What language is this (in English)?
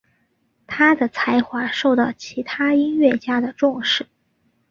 Chinese